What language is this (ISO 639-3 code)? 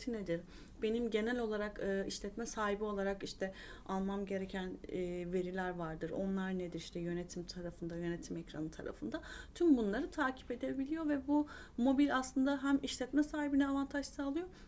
tur